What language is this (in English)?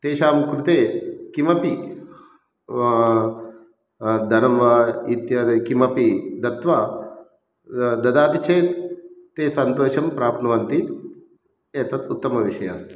Sanskrit